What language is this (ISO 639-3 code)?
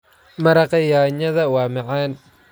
som